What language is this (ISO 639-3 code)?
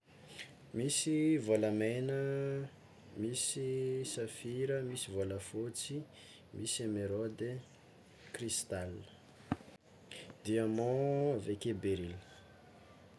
xmw